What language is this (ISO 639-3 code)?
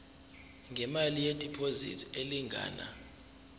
zul